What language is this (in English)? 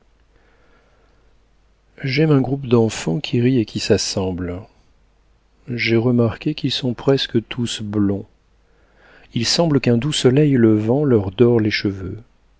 French